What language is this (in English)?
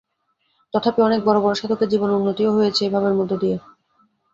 Bangla